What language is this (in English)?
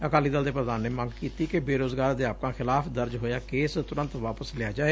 Punjabi